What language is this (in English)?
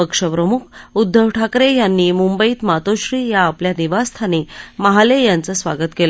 Marathi